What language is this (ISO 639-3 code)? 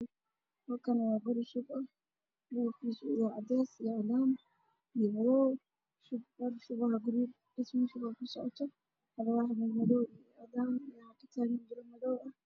som